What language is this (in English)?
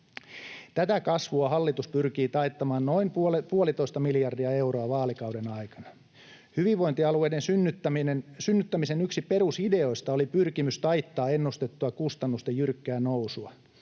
Finnish